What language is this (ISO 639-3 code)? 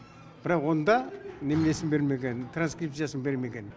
kaz